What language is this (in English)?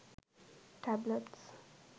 Sinhala